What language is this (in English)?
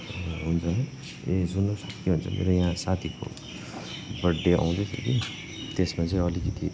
Nepali